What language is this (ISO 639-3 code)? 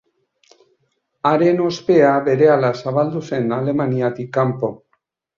eus